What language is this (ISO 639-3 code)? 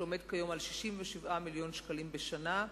heb